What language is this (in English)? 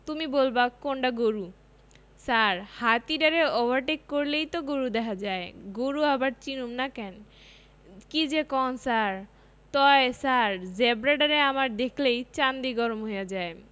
Bangla